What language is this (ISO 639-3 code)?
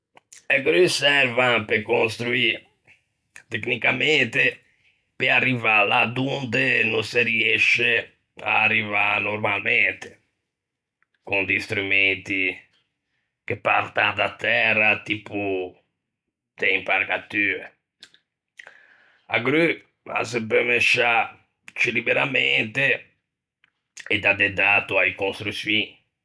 lij